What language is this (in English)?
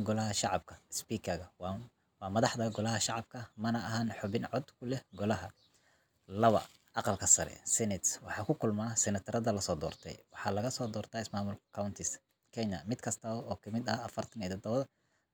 Somali